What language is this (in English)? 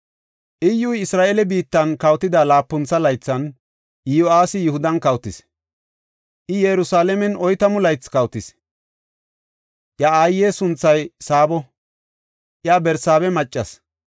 Gofa